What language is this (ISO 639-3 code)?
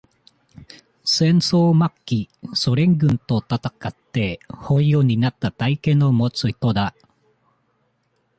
jpn